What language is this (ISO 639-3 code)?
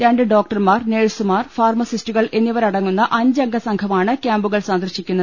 mal